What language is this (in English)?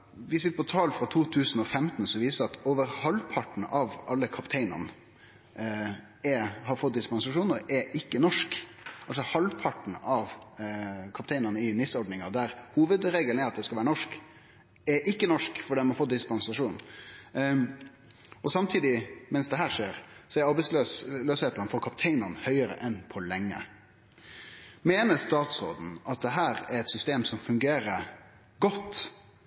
Norwegian Nynorsk